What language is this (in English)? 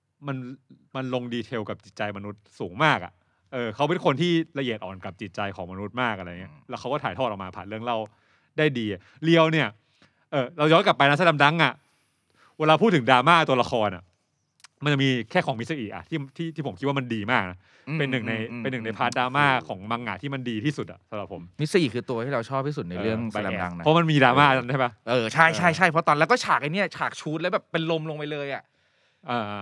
Thai